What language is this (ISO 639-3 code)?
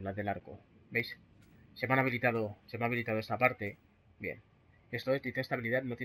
spa